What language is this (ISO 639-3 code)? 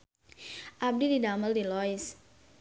sun